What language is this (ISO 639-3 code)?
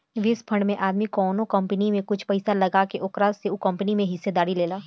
bho